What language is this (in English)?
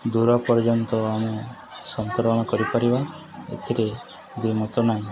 Odia